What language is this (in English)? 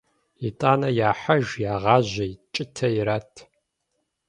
Kabardian